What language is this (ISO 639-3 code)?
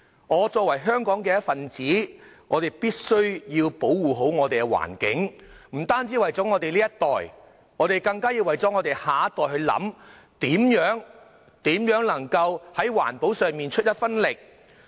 yue